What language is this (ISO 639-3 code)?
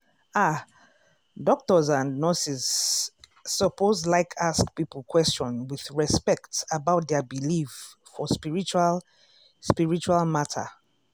pcm